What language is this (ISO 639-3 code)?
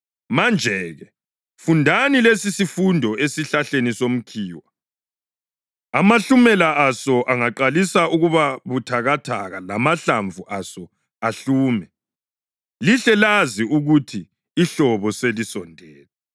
nde